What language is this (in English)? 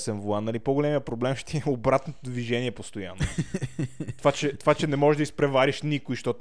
Bulgarian